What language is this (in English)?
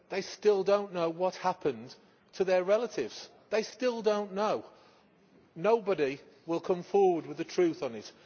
English